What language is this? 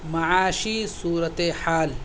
Urdu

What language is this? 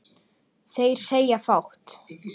Icelandic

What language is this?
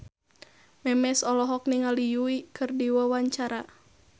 Sundanese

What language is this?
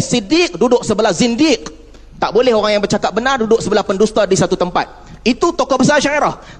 Malay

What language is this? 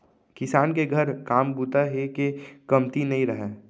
Chhattisgarhi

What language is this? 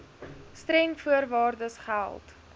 Afrikaans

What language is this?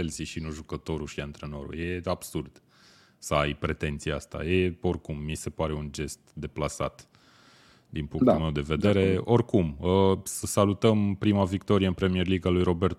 Romanian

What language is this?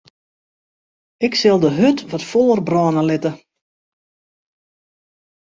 Western Frisian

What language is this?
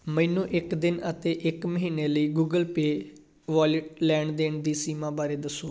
Punjabi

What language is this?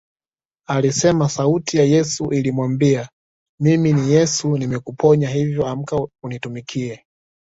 Swahili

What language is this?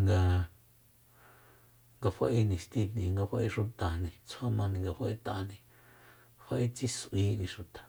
Soyaltepec Mazatec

